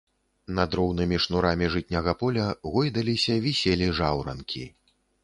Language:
Belarusian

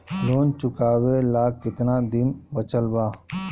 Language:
Bhojpuri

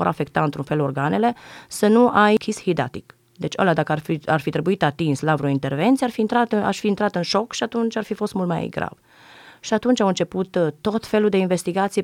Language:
Romanian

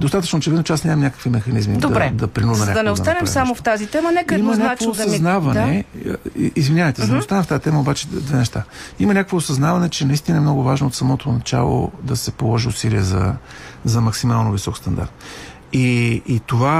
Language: Bulgarian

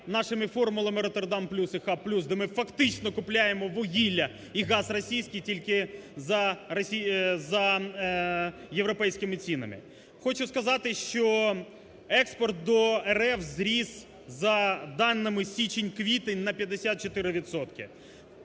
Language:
Ukrainian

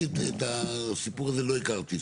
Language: Hebrew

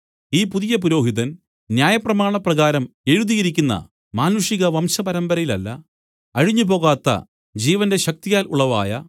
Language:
Malayalam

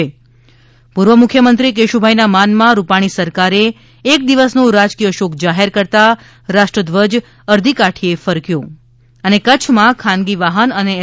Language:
Gujarati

